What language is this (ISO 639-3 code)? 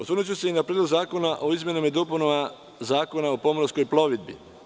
srp